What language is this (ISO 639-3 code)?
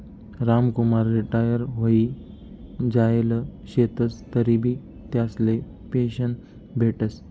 mar